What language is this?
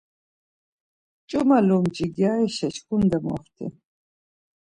Laz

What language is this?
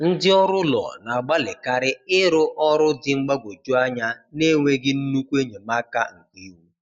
Igbo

